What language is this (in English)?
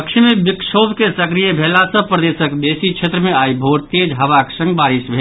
Maithili